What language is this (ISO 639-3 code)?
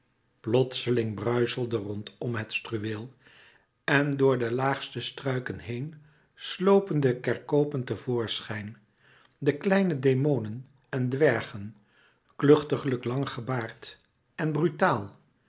nld